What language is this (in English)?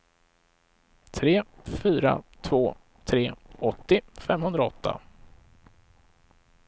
Swedish